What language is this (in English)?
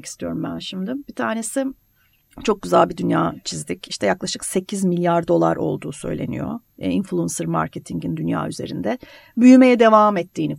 Turkish